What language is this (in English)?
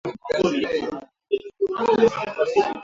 Swahili